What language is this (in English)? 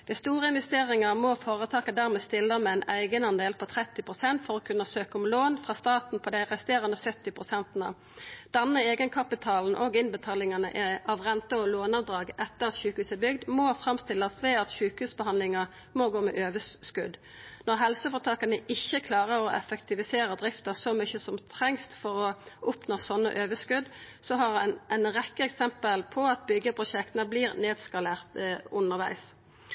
Norwegian Nynorsk